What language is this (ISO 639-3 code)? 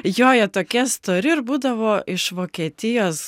lit